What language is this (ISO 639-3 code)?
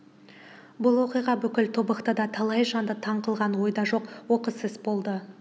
kaz